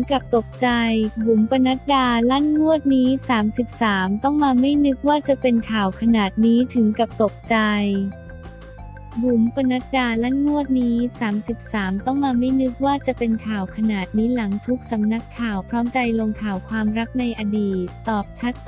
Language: Thai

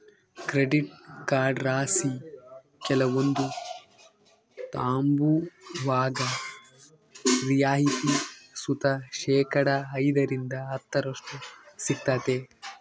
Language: Kannada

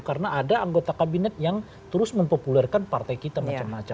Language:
Indonesian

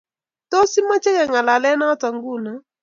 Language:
Kalenjin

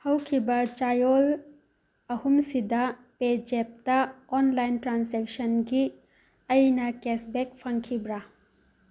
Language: Manipuri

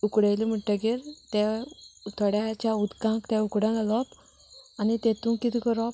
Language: Konkani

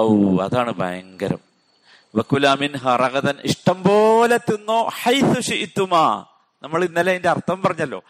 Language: Malayalam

